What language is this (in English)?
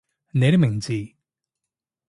Cantonese